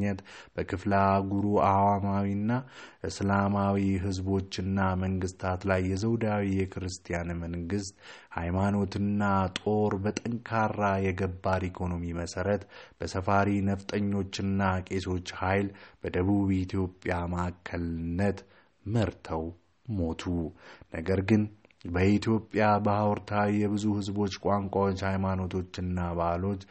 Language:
Amharic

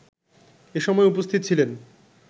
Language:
Bangla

